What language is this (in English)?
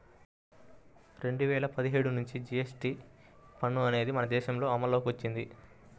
Telugu